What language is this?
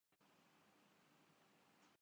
Urdu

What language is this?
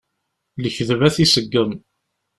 Kabyle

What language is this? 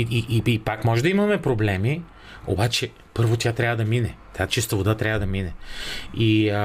Bulgarian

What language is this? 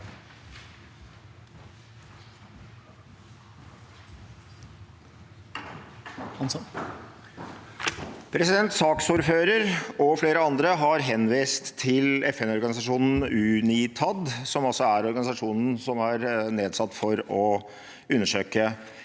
Norwegian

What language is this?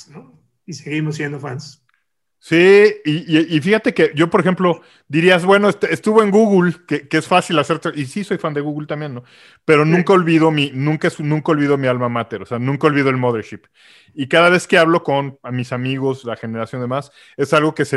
Spanish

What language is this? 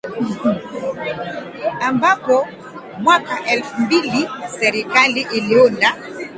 Swahili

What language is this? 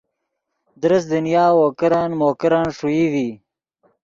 Yidgha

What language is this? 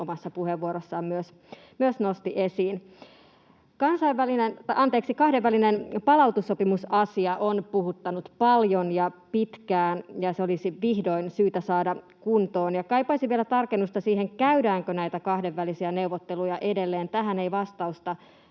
Finnish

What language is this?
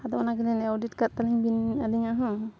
Santali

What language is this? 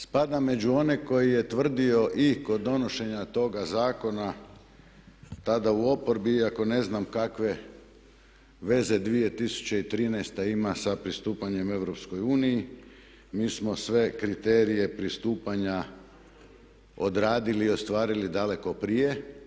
Croatian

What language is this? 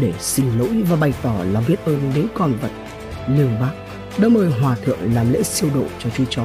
Vietnamese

